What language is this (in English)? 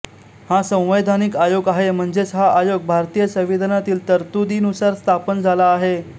Marathi